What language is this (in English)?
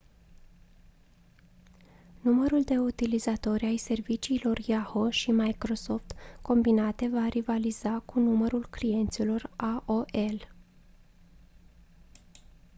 Romanian